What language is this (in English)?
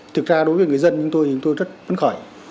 Vietnamese